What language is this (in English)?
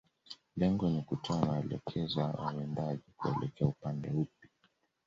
Swahili